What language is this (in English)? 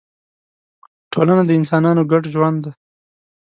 Pashto